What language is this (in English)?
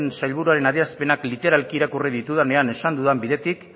Basque